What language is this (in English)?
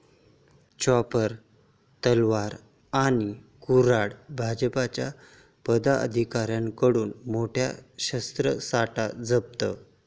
Marathi